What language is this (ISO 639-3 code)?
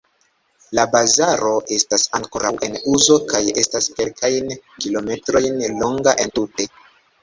epo